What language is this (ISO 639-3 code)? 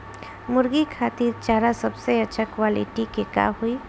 bho